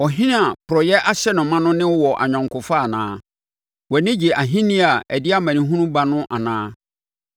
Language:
Akan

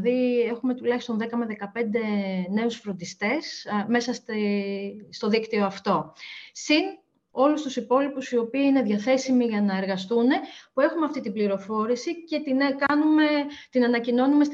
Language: Greek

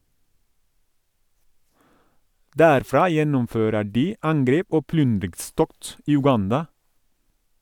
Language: Norwegian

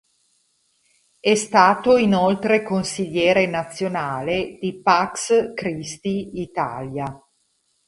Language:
Italian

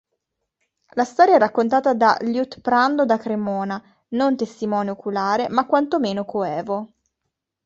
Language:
Italian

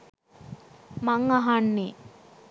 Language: Sinhala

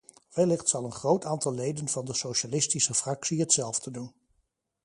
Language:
Dutch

